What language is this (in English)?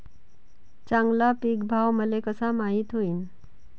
Marathi